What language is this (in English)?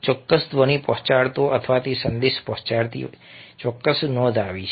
Gujarati